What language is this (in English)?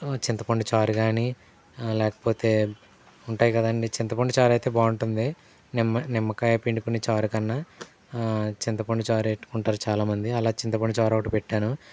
Telugu